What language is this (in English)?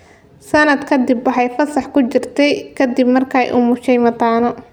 Somali